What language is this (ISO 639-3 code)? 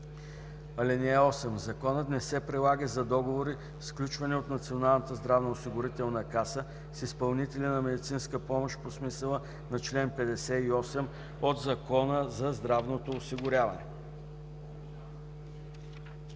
bul